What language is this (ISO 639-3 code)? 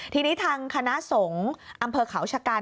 tha